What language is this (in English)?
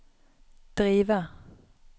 Norwegian